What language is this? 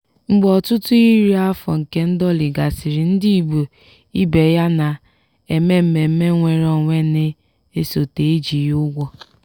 Igbo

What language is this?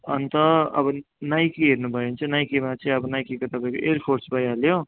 Nepali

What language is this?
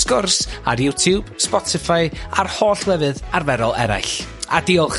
Welsh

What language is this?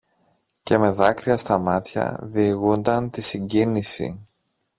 Greek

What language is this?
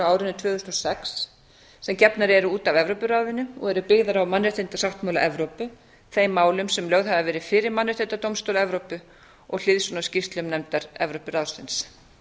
Icelandic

